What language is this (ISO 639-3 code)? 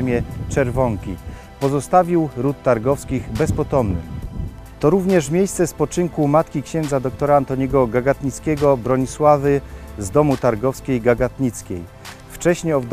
pol